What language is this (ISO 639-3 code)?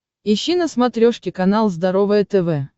rus